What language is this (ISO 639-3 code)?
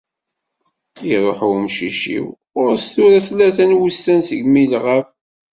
kab